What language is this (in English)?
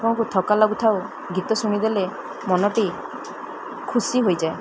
Odia